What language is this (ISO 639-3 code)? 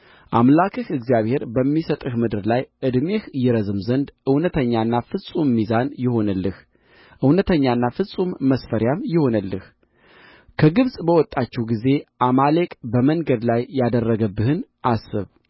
amh